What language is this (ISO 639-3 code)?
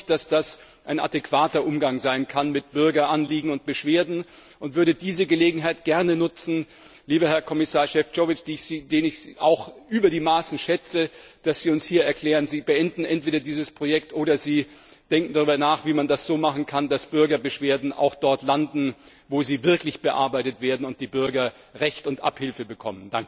deu